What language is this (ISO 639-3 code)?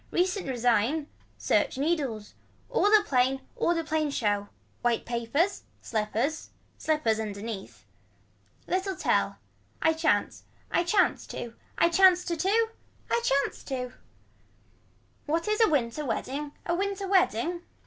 eng